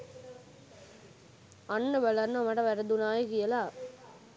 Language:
Sinhala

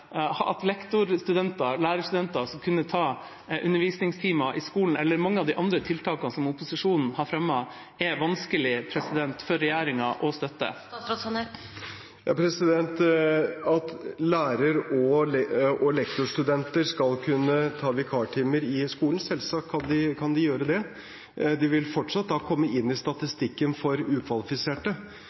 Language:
Norwegian Bokmål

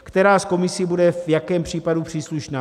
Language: Czech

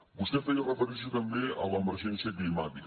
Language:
Catalan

